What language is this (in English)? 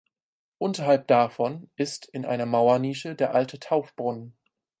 German